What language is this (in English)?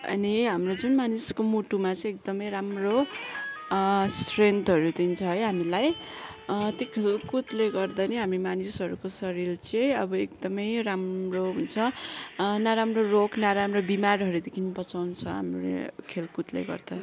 Nepali